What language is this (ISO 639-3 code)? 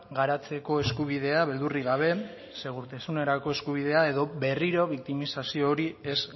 eus